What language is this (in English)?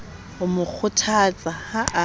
Southern Sotho